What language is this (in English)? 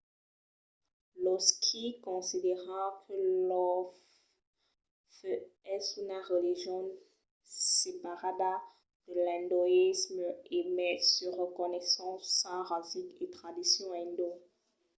Occitan